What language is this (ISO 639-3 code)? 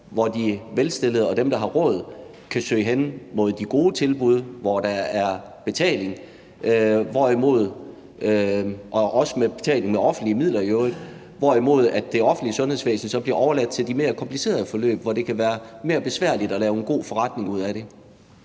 dan